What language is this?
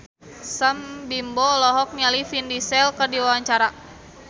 Sundanese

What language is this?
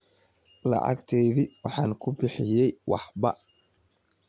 Somali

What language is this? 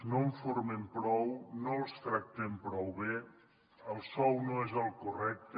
Catalan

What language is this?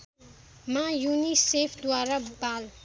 Nepali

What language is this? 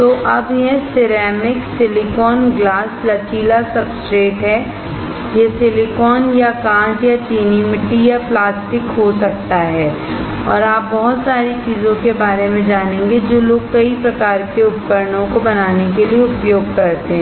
Hindi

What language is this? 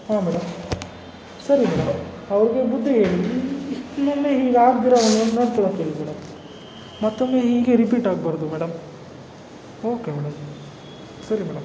Kannada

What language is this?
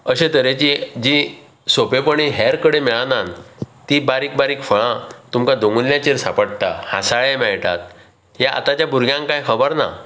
Konkani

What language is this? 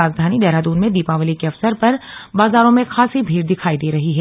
Hindi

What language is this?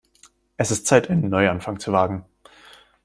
German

